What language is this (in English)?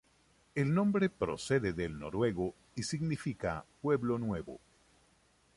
Spanish